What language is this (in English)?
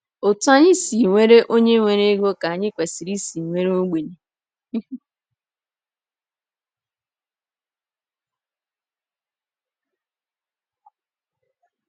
Igbo